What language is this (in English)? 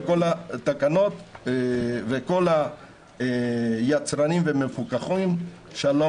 Hebrew